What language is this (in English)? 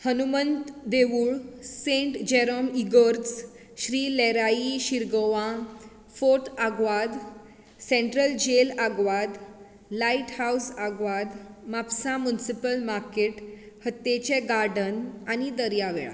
Konkani